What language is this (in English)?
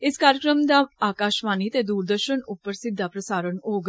Dogri